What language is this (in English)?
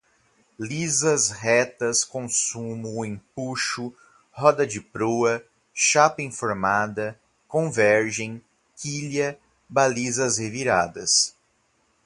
Portuguese